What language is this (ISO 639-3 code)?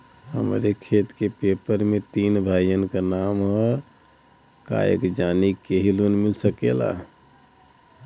bho